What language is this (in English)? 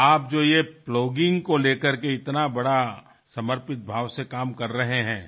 Marathi